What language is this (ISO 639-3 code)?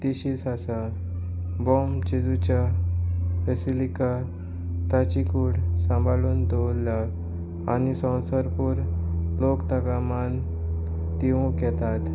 kok